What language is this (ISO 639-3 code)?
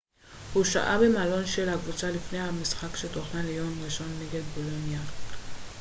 heb